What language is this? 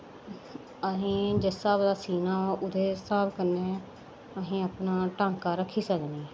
Dogri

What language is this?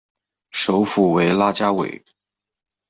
Chinese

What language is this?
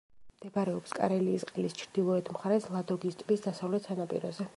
Georgian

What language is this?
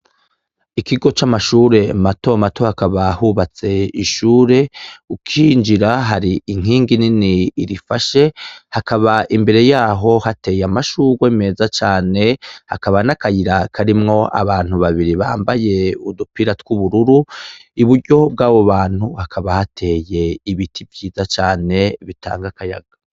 Rundi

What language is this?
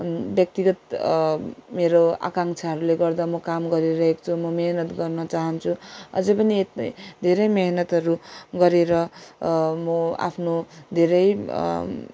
Nepali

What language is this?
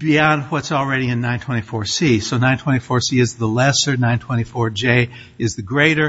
English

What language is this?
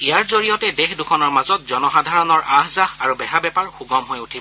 Assamese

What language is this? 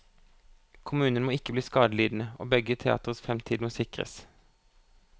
Norwegian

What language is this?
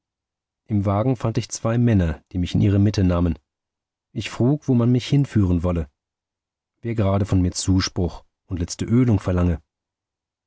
German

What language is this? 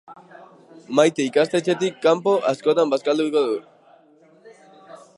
Basque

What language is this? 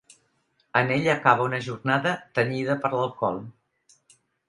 Catalan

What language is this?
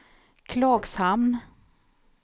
Swedish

